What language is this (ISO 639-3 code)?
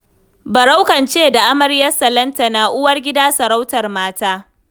hau